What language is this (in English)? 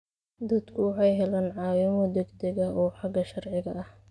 Somali